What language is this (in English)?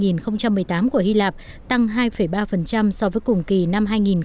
Vietnamese